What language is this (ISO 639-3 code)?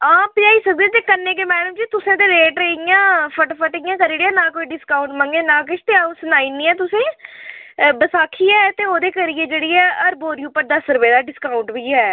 doi